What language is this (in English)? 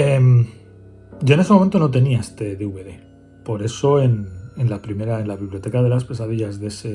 Spanish